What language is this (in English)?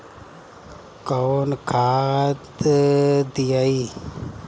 Bhojpuri